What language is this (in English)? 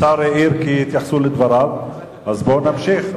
Hebrew